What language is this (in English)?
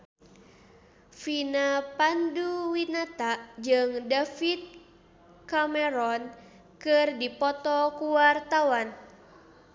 Sundanese